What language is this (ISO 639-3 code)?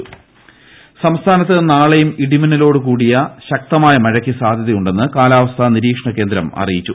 mal